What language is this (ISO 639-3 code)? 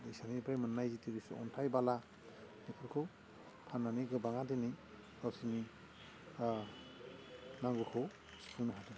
brx